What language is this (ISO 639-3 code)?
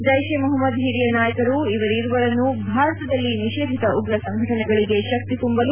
kan